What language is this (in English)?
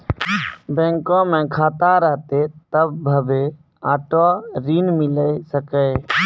Maithili